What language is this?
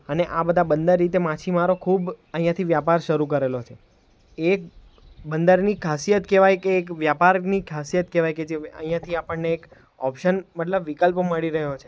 Gujarati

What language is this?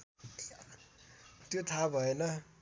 Nepali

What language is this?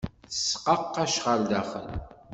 Kabyle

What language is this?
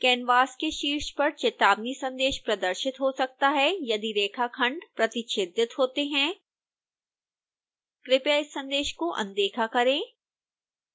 Hindi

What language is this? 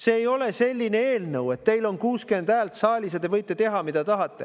Estonian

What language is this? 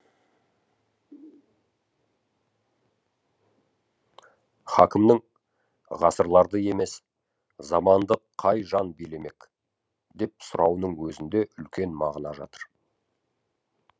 Kazakh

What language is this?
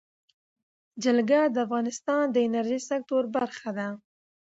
Pashto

